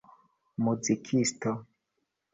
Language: Esperanto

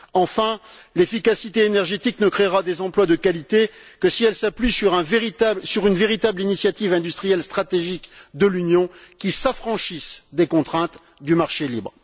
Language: French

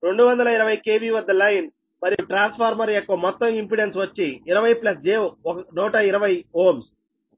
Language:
Telugu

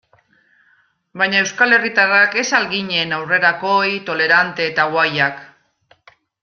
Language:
Basque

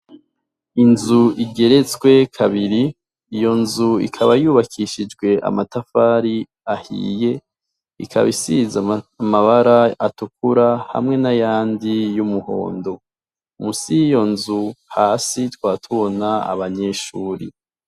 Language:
Rundi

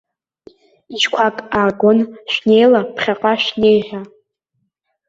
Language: Abkhazian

